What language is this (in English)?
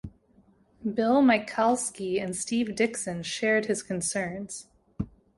English